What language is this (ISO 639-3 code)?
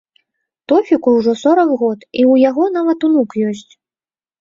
bel